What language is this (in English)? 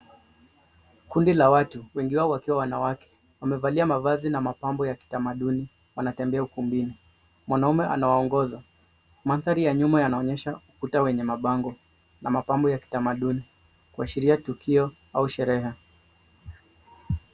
Swahili